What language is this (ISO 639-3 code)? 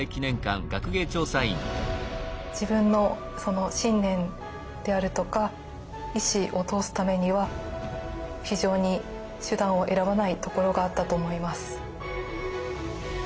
jpn